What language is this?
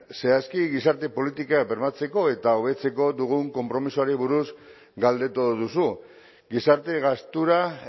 Basque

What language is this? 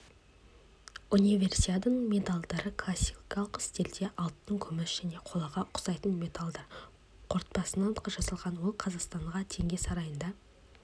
Kazakh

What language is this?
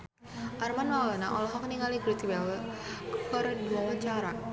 Sundanese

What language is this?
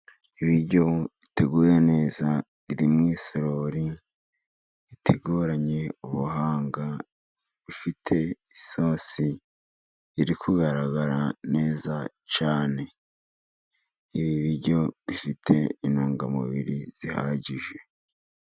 Kinyarwanda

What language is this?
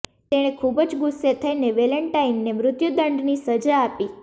Gujarati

